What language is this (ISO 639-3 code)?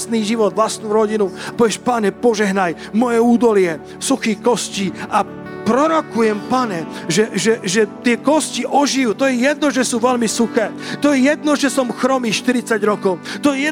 slk